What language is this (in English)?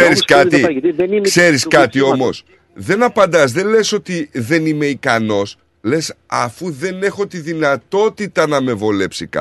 Greek